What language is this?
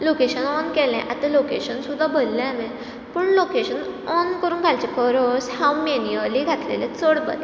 Konkani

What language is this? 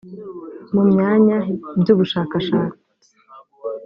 Kinyarwanda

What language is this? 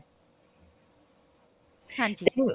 Punjabi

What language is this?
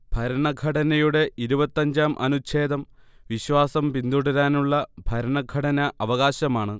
Malayalam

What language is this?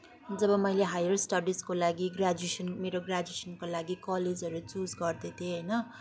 Nepali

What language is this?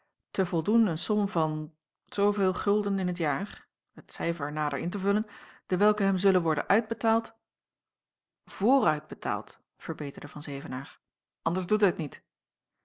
Dutch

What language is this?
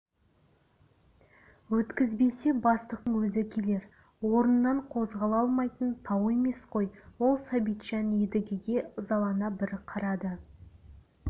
Kazakh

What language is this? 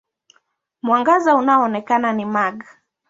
Swahili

